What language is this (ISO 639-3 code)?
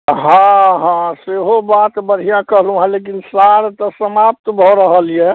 mai